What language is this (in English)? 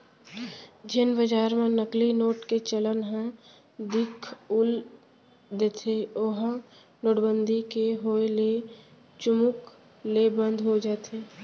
Chhattisgarhi